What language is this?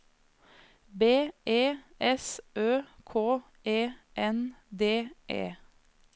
Norwegian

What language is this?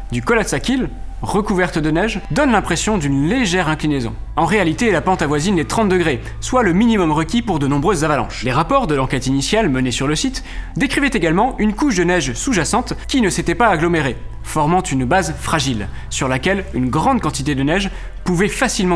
French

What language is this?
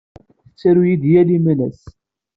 Kabyle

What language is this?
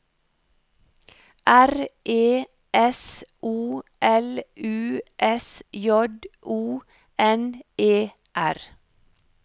Norwegian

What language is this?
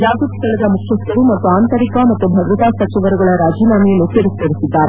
Kannada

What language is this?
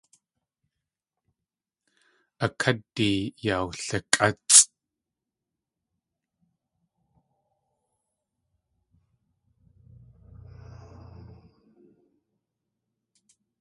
Tlingit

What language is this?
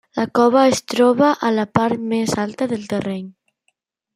Catalan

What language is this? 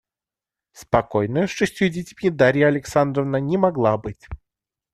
Russian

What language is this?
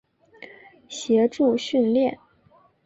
Chinese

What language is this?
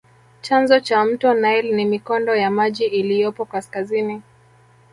Swahili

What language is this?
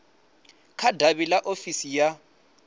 Venda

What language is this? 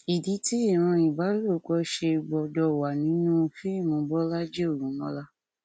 Yoruba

